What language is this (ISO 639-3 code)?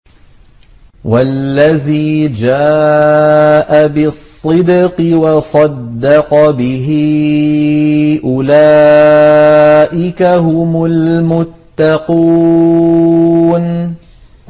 ara